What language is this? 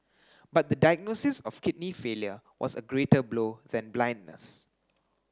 English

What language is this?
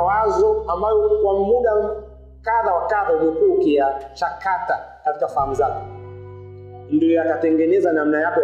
Swahili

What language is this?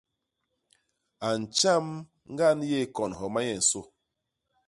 Basaa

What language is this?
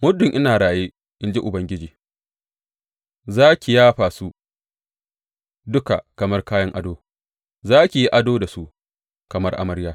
Hausa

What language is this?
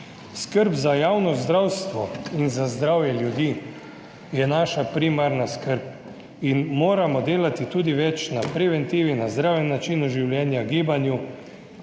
Slovenian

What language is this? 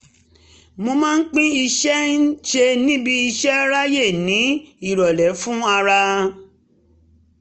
Yoruba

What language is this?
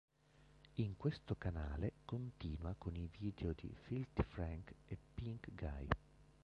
Italian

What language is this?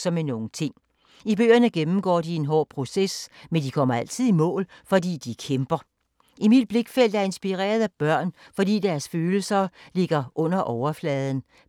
Danish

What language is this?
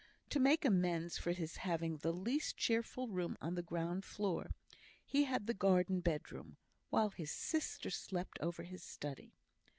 English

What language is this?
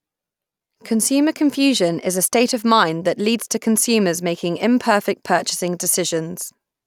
English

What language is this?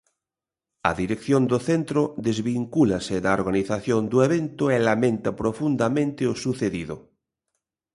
Galician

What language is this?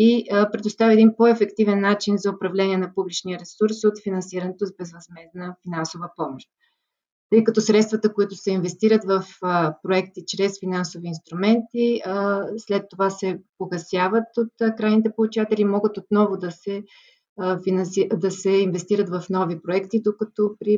Bulgarian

